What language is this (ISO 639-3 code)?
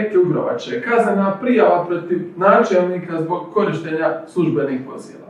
hrv